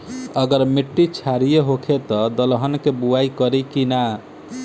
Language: Bhojpuri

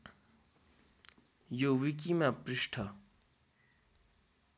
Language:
Nepali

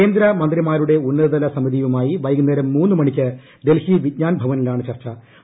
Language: Malayalam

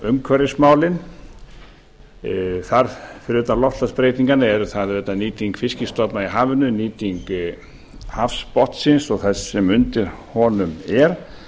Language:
Icelandic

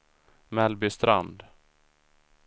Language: Swedish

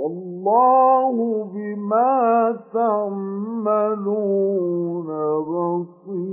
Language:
Arabic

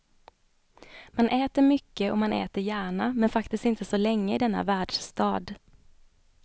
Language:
Swedish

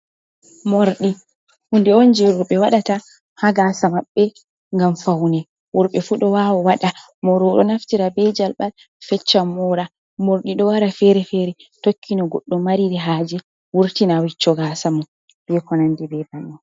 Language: Fula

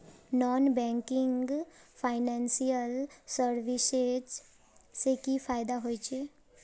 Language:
Magahi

